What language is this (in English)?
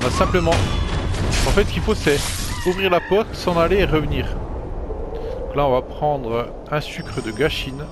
French